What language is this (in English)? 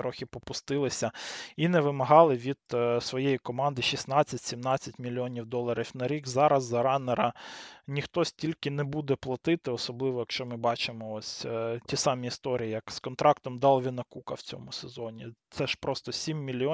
Ukrainian